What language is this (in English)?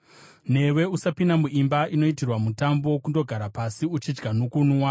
Shona